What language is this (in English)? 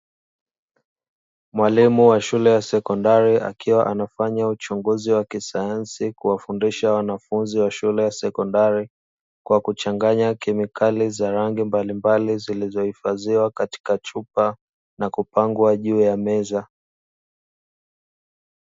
Swahili